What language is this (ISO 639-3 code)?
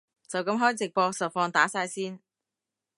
yue